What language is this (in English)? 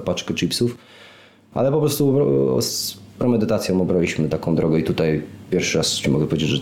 Polish